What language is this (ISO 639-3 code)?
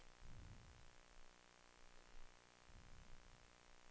swe